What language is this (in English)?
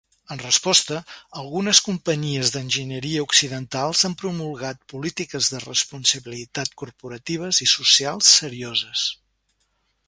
Catalan